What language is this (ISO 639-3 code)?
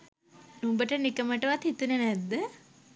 sin